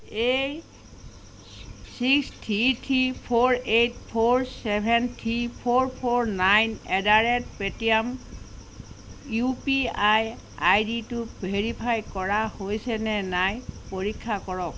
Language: Assamese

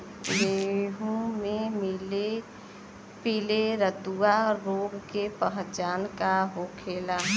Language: Bhojpuri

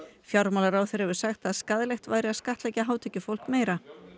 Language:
Icelandic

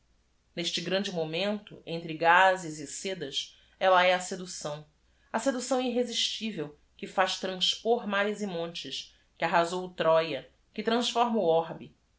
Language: Portuguese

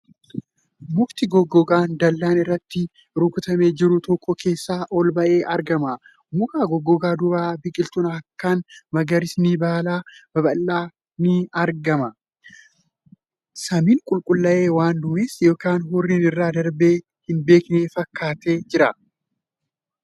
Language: Oromo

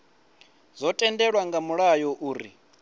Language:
Venda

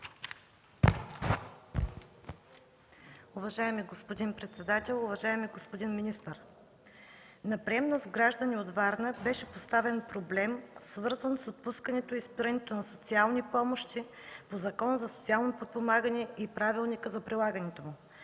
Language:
Bulgarian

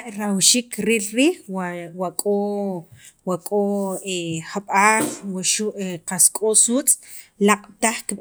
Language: Sacapulteco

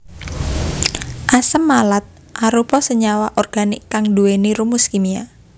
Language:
Javanese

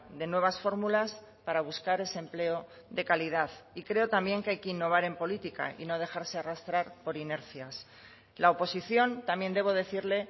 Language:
Spanish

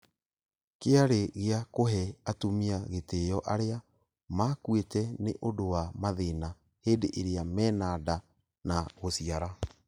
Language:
Kikuyu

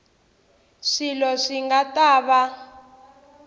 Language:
Tsonga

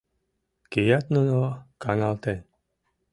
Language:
Mari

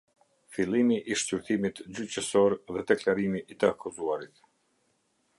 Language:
Albanian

